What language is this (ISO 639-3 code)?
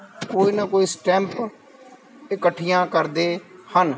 pan